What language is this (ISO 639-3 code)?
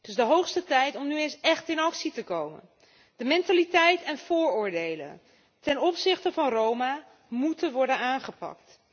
nld